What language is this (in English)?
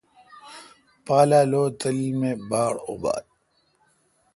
Kalkoti